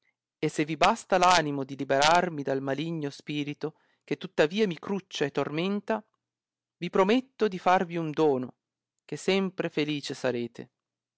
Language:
Italian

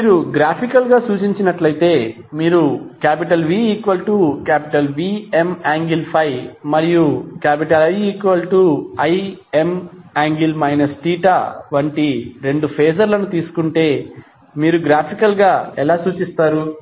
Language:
Telugu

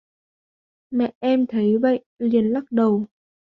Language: Vietnamese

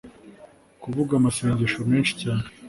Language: Kinyarwanda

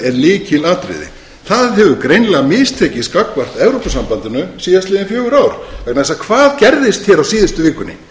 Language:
Icelandic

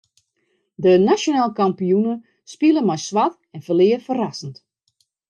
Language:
Western Frisian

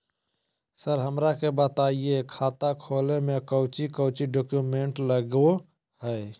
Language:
Magahi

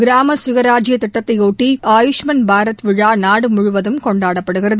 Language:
Tamil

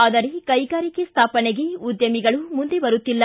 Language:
Kannada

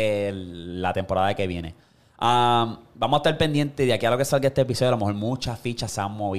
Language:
Spanish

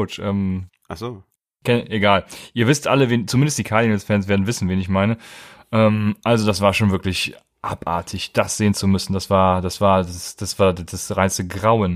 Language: German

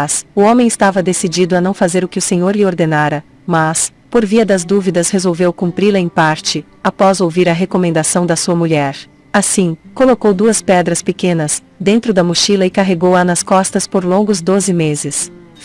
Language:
Portuguese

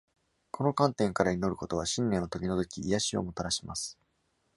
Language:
Japanese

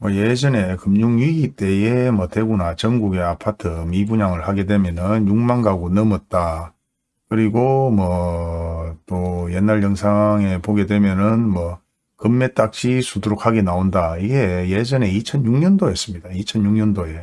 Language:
Korean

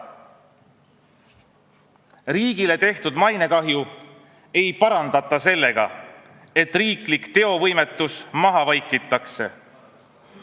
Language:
Estonian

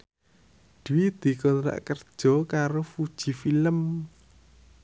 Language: Javanese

